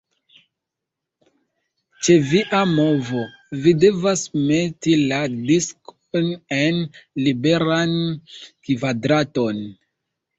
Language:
Esperanto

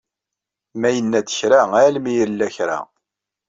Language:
Kabyle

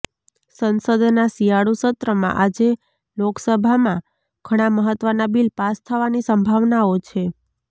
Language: Gujarati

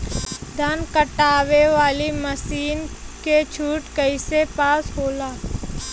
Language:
Bhojpuri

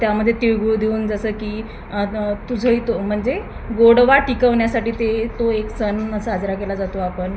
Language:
Marathi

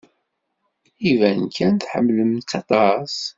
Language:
Kabyle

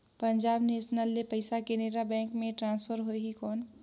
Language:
Chhattisgarhi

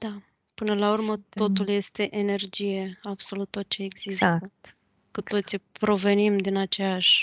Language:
Romanian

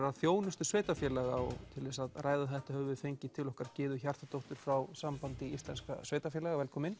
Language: Icelandic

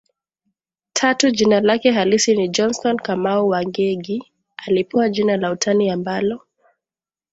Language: Swahili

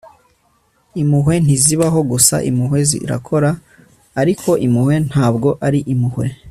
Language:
Kinyarwanda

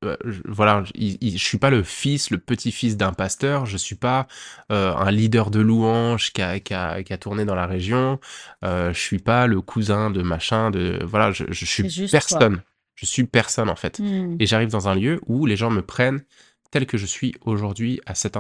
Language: French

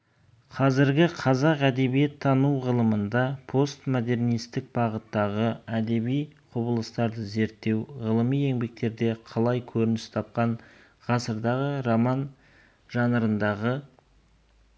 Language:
Kazakh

